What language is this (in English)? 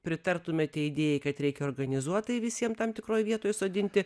Lithuanian